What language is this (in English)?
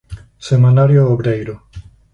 Galician